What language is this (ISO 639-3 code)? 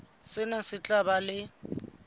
sot